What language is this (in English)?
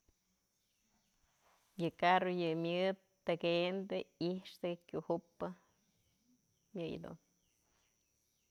Mazatlán Mixe